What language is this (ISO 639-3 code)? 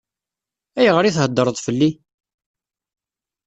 kab